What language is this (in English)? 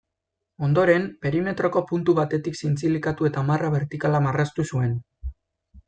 Basque